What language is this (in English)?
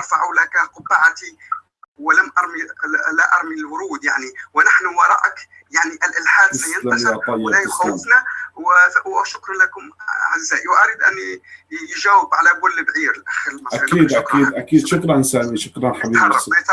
Arabic